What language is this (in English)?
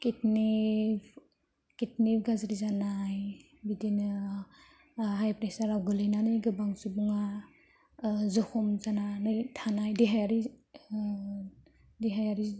Bodo